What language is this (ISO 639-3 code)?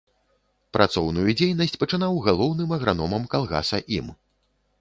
bel